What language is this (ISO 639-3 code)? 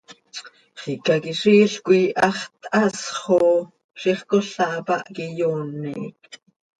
sei